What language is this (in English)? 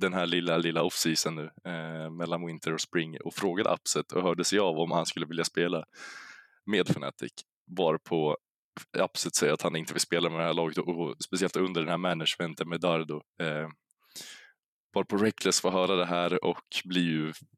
Swedish